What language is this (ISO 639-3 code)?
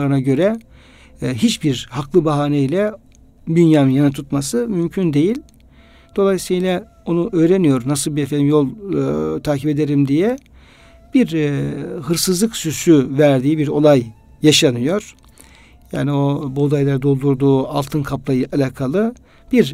tur